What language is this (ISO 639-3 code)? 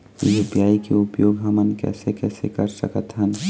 hne